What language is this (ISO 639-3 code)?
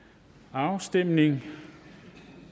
dan